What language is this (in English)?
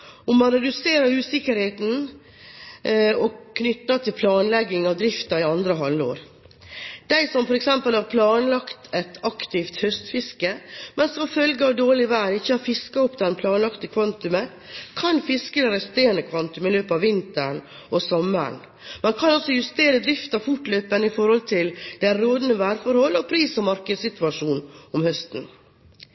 Norwegian Bokmål